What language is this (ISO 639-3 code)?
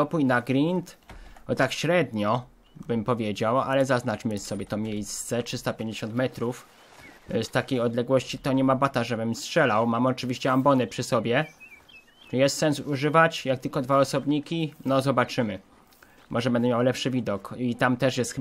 pol